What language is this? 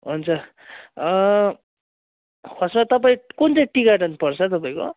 Nepali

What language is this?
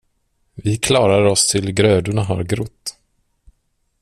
Swedish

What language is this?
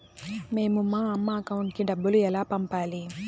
Telugu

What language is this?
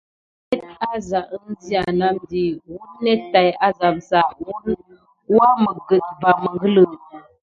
Gidar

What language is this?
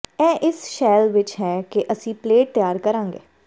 Punjabi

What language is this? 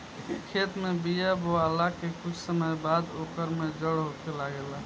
Bhojpuri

